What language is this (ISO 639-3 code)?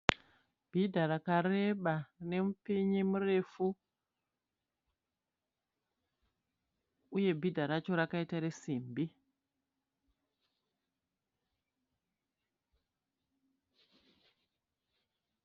sna